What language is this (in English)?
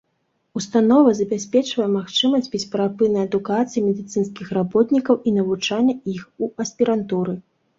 Belarusian